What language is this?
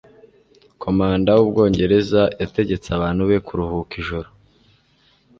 Kinyarwanda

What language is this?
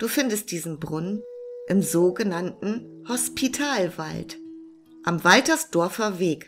German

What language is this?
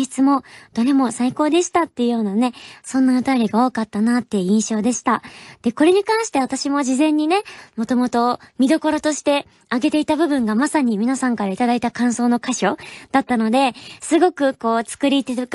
Japanese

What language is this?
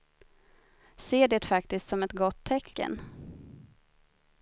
Swedish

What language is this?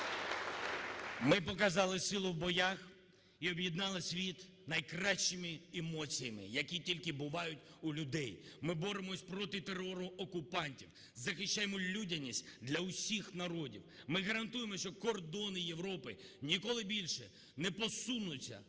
Ukrainian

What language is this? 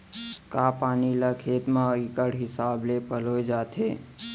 Chhattisgarhi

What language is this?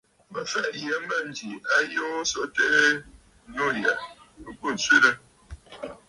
Bafut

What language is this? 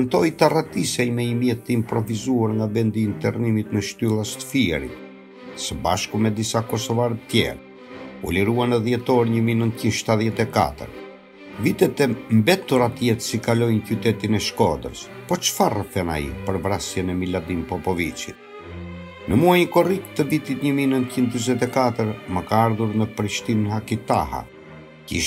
Italian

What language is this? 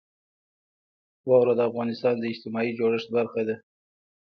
Pashto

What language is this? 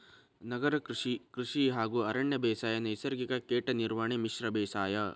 Kannada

